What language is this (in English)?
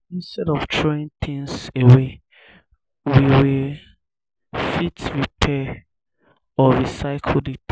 Nigerian Pidgin